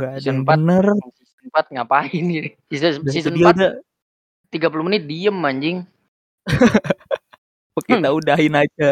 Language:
Indonesian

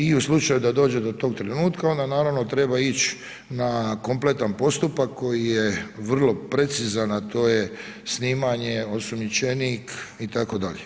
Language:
Croatian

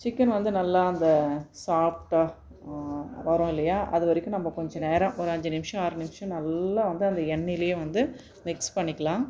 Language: Indonesian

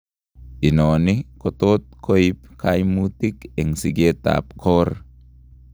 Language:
Kalenjin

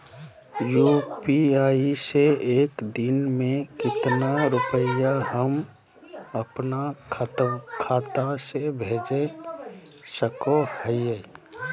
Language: Magahi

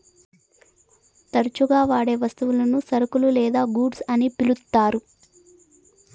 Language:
Telugu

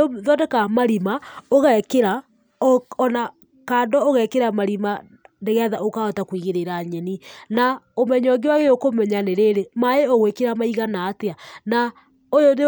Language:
Kikuyu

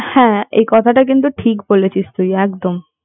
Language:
Bangla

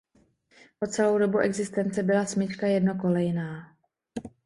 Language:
Czech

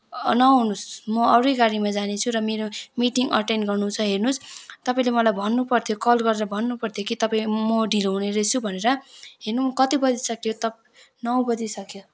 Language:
Nepali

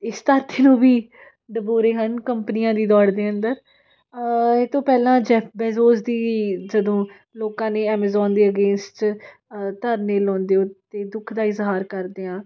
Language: Punjabi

